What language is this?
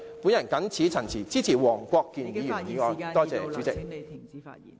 Cantonese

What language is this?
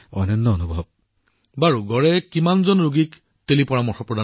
Assamese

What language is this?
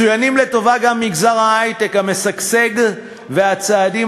Hebrew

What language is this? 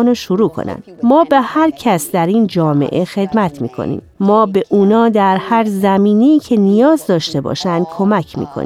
Persian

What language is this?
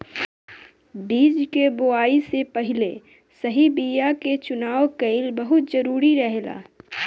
Bhojpuri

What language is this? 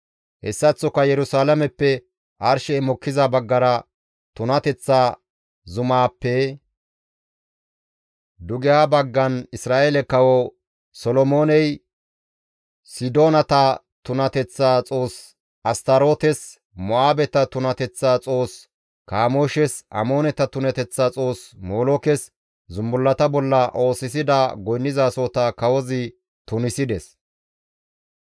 Gamo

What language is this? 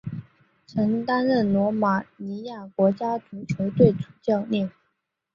Chinese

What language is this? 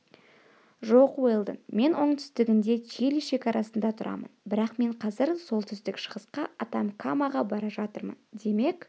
Kazakh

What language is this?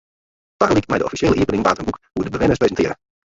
Western Frisian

